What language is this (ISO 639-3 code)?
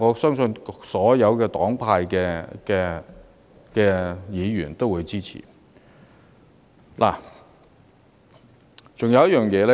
yue